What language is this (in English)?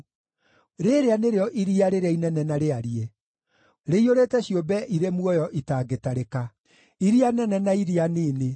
Kikuyu